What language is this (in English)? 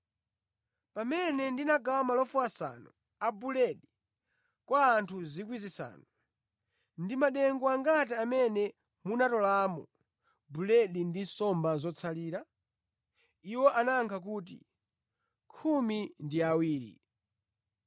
Nyanja